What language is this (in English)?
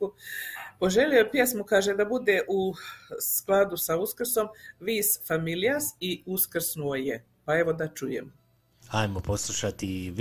Croatian